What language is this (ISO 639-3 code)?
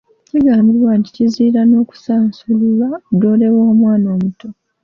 lug